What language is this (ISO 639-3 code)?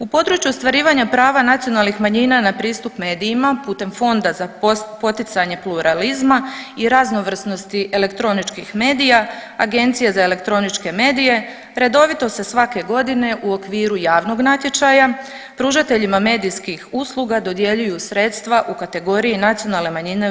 hrv